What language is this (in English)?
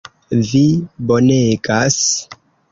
Esperanto